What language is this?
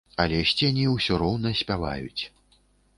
Belarusian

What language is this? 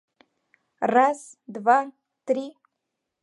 Mari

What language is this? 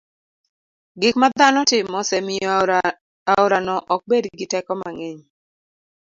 Luo (Kenya and Tanzania)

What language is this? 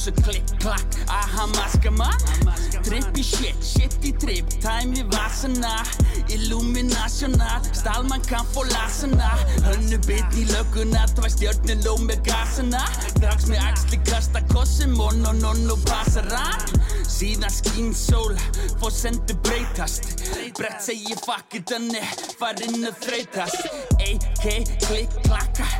Greek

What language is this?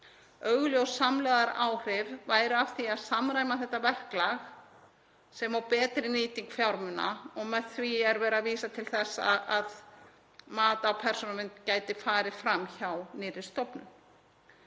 Icelandic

